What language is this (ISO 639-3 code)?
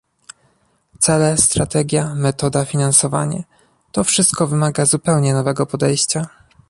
pol